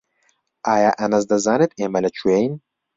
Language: Central Kurdish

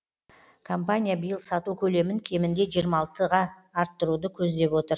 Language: Kazakh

